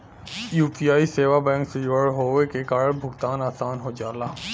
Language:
Bhojpuri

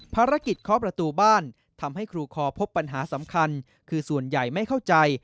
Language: Thai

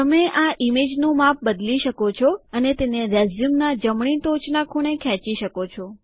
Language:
Gujarati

